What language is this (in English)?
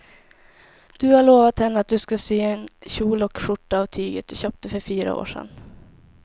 Swedish